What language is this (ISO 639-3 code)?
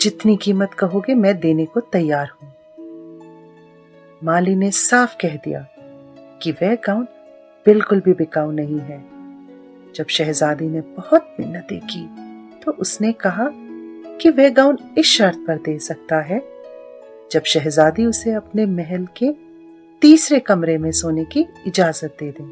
hin